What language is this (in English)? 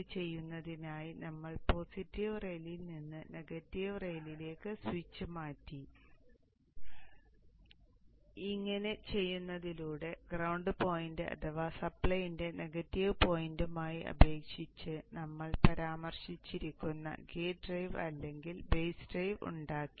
Malayalam